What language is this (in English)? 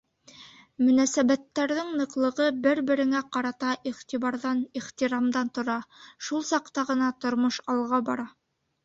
Bashkir